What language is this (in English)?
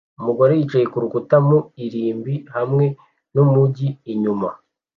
Kinyarwanda